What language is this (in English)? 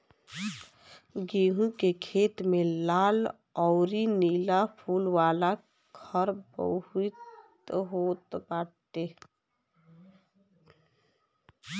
Bhojpuri